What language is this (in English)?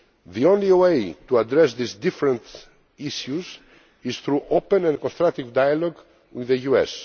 English